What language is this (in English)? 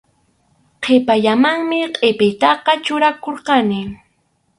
Arequipa-La Unión Quechua